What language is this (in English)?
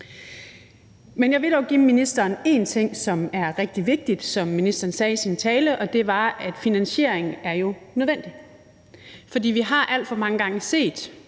Danish